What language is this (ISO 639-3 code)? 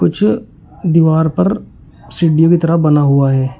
hin